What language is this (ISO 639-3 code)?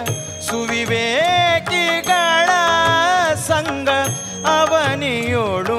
kan